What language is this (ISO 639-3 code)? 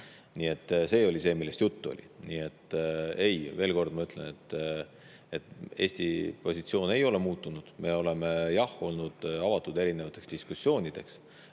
est